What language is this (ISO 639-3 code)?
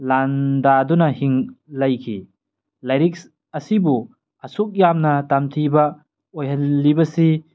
mni